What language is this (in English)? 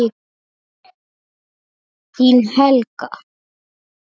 Icelandic